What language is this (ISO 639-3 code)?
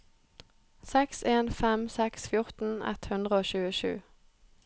nor